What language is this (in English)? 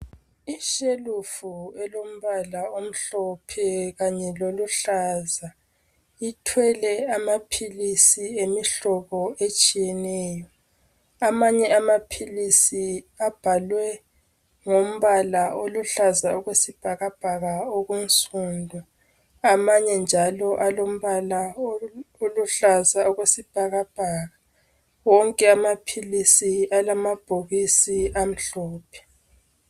North Ndebele